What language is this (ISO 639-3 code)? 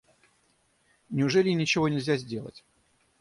rus